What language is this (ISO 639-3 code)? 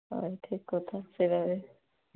ori